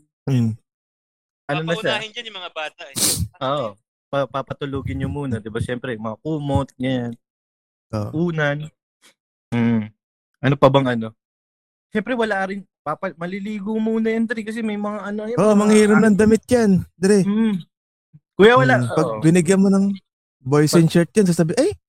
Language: Filipino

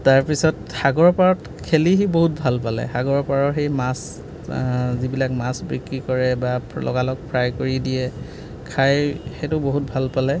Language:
Assamese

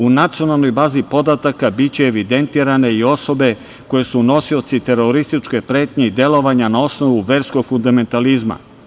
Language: Serbian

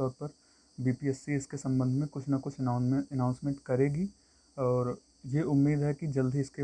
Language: Hindi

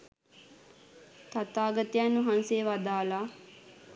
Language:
Sinhala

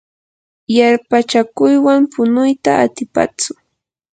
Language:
Yanahuanca Pasco Quechua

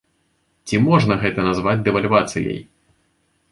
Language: Belarusian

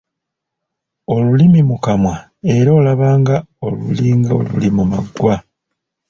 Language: Ganda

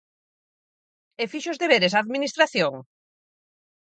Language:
Galician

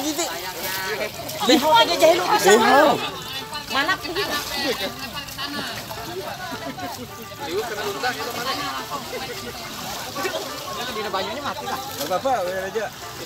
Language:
Indonesian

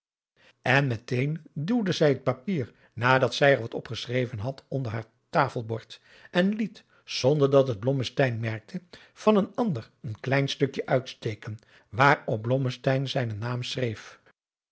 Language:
Dutch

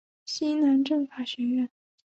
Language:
Chinese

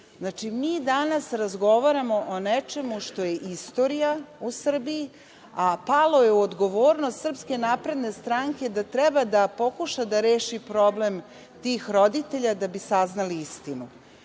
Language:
Serbian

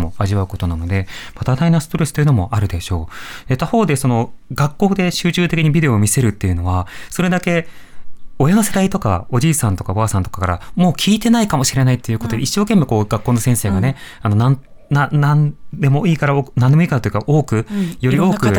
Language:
Japanese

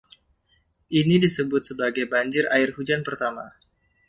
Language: Indonesian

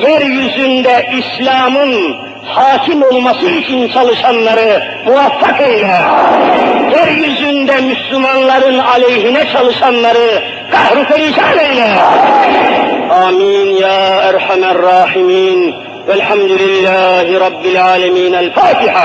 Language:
Turkish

